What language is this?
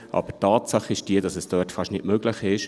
Swiss German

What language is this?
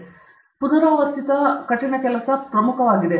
Kannada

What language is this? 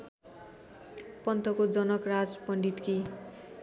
Nepali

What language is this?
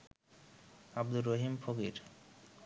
Bangla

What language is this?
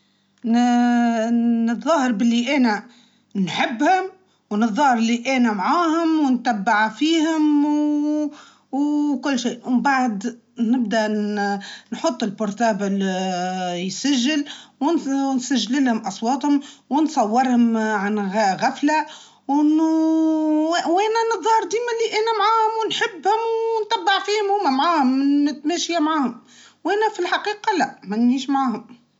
Tunisian Arabic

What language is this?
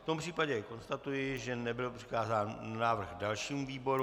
Czech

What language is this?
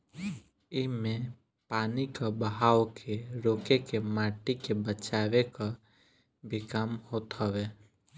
Bhojpuri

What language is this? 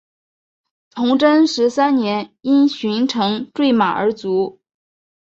Chinese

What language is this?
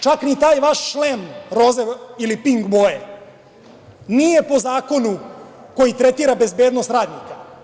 Serbian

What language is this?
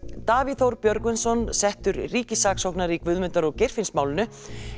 Icelandic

